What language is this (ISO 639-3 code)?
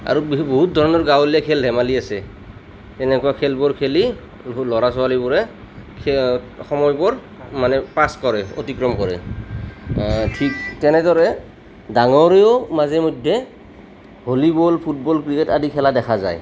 asm